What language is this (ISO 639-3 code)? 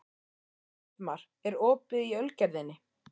isl